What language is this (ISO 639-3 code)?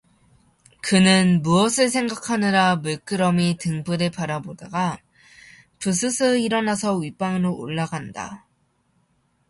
kor